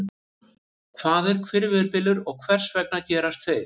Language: Icelandic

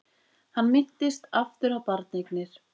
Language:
Icelandic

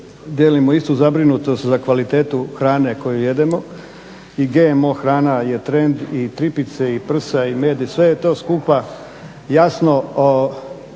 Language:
Croatian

